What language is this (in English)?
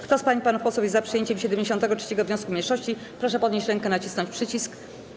Polish